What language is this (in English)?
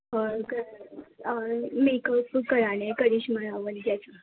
Urdu